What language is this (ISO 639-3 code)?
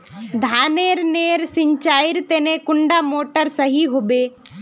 mag